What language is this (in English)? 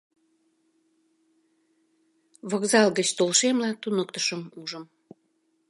Mari